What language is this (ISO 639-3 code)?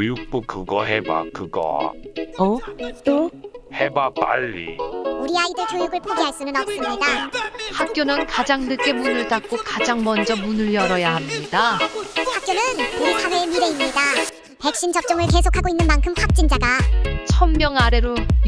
kor